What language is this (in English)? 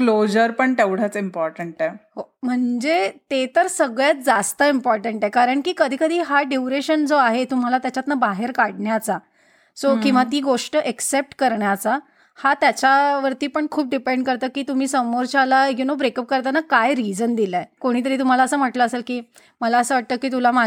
Marathi